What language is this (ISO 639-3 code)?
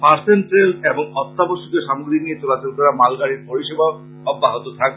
ben